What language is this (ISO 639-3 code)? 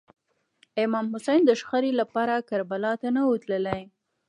pus